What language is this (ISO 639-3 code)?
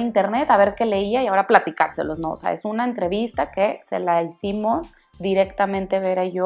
spa